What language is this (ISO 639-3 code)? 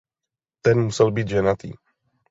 ces